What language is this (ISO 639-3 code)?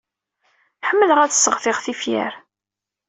kab